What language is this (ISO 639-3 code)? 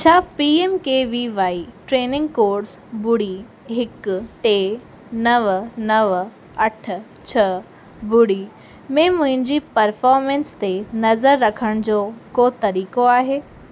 snd